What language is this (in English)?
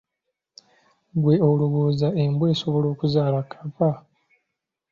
Ganda